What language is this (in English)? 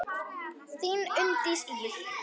Icelandic